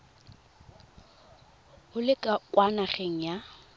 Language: Tswana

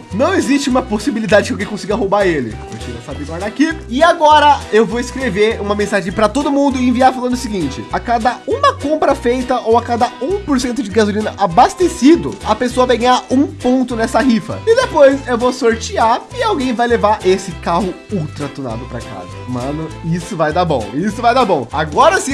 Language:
Portuguese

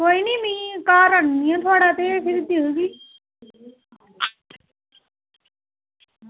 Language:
Dogri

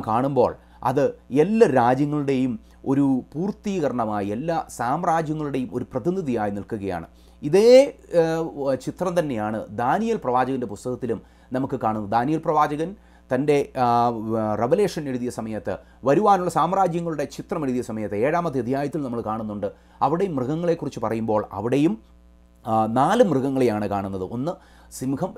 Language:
Romanian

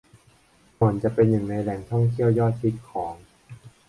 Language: Thai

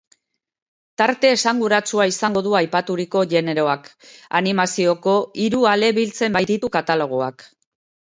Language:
Basque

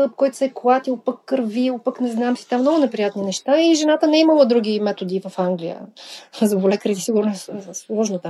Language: Bulgarian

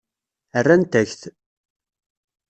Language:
Kabyle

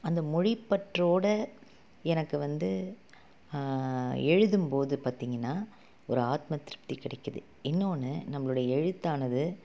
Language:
Tamil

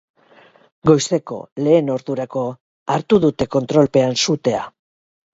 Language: Basque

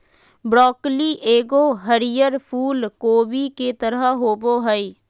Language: Magahi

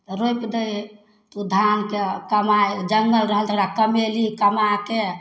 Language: Maithili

